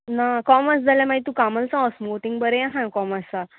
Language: Konkani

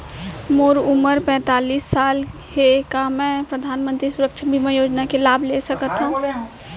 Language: Chhattisgarhi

